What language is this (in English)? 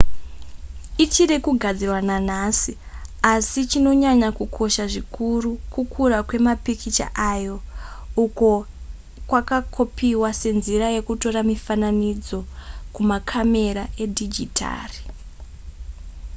Shona